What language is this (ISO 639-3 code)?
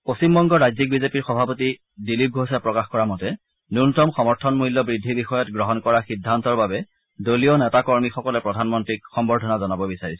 asm